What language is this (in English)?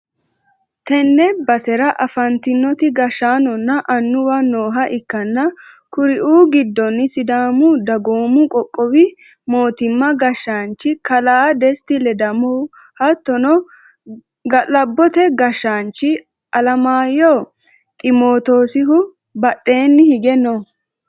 Sidamo